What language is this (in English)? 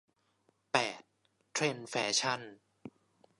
Thai